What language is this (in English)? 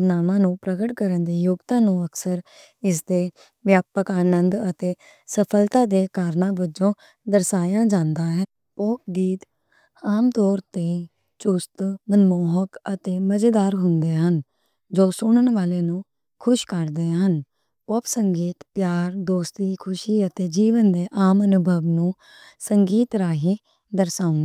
Western Panjabi